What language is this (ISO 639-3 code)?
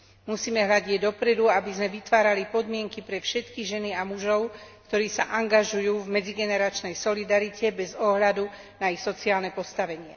slk